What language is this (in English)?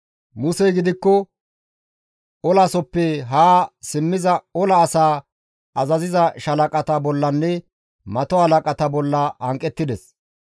Gamo